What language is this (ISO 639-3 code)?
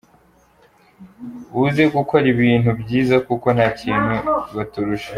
kin